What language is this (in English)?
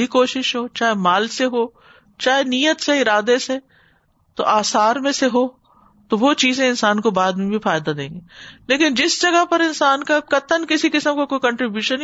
Urdu